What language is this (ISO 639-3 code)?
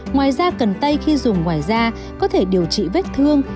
vie